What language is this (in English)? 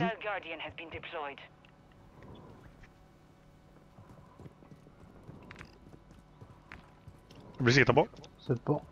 Norwegian